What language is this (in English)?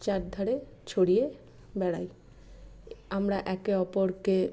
Bangla